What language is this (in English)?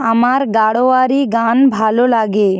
Bangla